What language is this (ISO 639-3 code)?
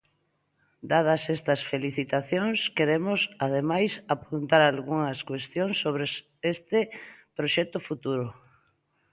glg